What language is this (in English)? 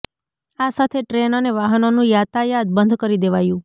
Gujarati